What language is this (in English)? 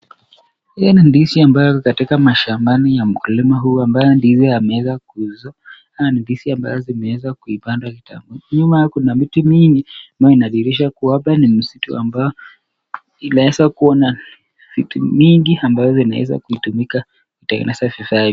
Swahili